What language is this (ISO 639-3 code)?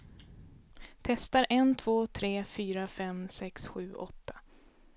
swe